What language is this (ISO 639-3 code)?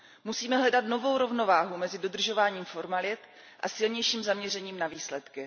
ces